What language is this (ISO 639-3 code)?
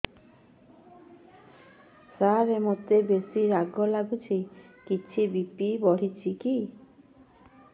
ori